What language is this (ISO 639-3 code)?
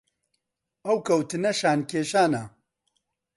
ckb